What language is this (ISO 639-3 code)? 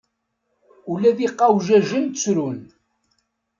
kab